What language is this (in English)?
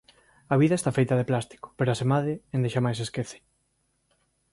Galician